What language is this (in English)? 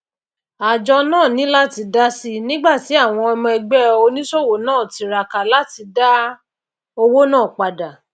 Yoruba